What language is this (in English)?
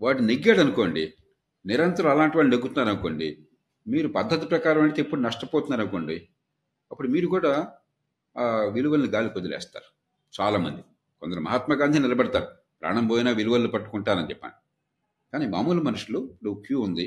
Telugu